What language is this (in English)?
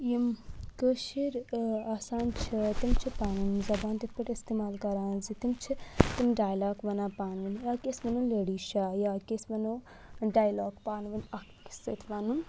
Kashmiri